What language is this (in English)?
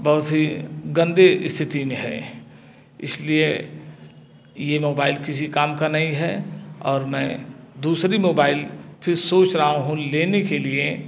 Hindi